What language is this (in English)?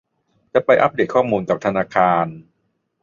Thai